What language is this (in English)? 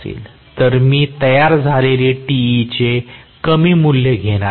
Marathi